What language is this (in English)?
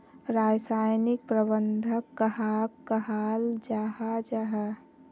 Magahi